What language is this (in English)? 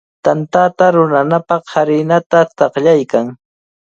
Cajatambo North Lima Quechua